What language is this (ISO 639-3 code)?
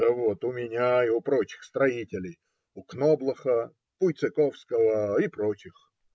rus